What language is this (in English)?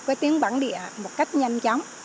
Vietnamese